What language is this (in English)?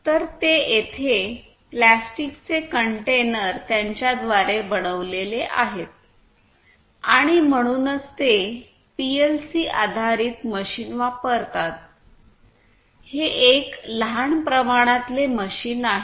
Marathi